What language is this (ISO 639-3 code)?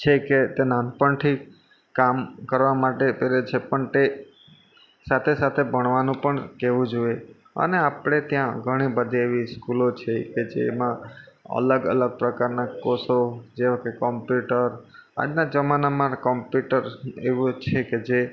guj